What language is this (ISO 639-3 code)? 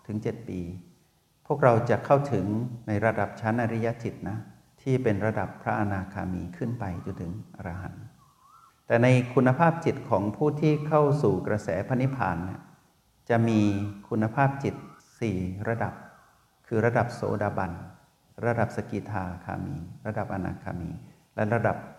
tha